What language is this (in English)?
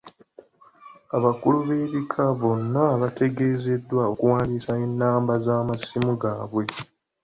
Ganda